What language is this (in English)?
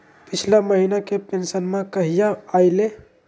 Magahi